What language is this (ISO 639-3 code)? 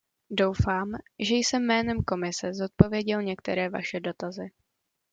ces